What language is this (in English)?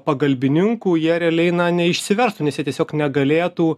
Lithuanian